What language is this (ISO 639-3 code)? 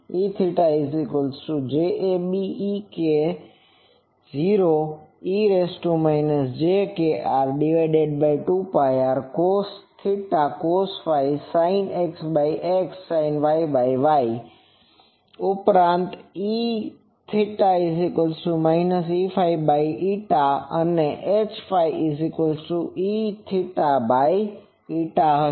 guj